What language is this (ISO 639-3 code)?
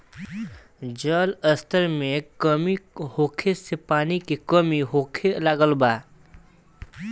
bho